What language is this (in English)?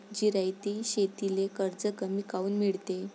Marathi